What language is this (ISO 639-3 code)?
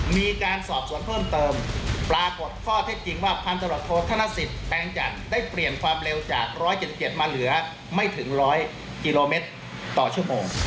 tha